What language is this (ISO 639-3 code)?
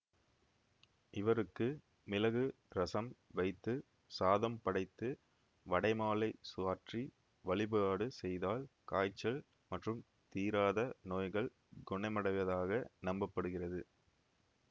tam